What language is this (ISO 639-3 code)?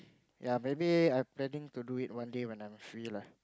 eng